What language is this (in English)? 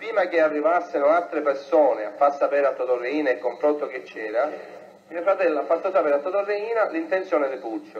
Italian